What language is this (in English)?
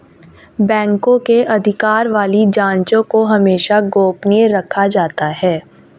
Hindi